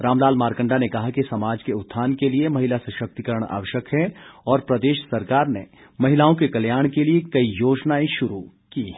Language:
Hindi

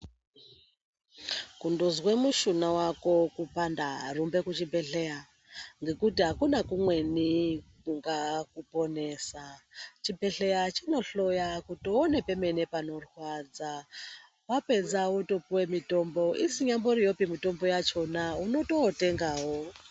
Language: Ndau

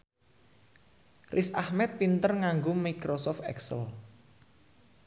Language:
Javanese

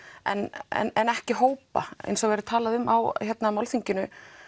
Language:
Icelandic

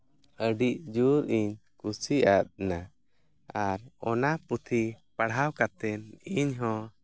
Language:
Santali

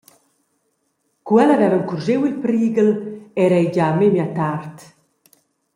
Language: Romansh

